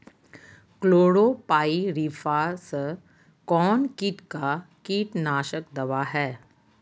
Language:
Magahi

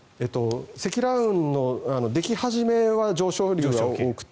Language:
Japanese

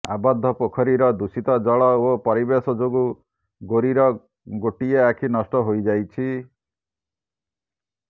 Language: Odia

